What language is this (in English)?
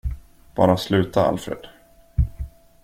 Swedish